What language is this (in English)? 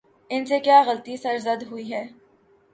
Urdu